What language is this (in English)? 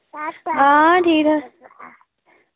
Dogri